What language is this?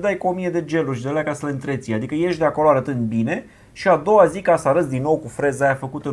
Romanian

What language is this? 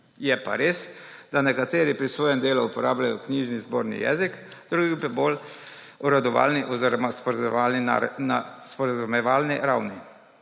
Slovenian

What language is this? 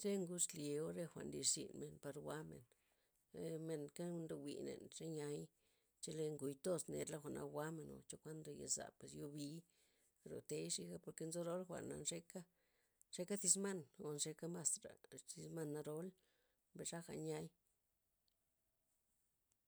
Loxicha Zapotec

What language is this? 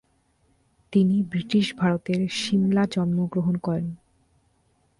Bangla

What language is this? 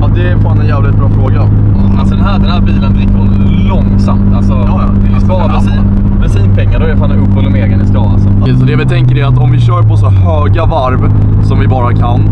Swedish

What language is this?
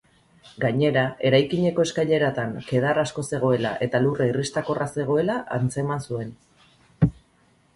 Basque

